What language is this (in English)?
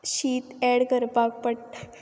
Konkani